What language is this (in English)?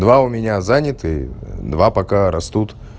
Russian